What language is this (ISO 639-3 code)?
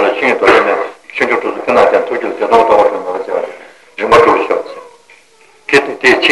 ita